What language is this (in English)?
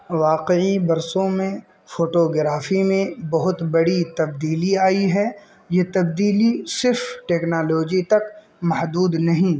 Urdu